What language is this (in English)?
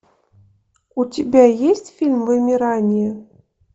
Russian